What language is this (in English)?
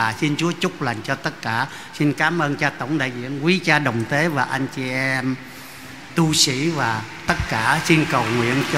Vietnamese